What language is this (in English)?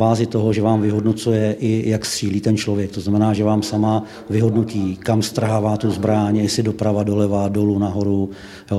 Czech